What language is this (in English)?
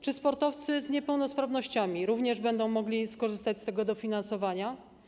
Polish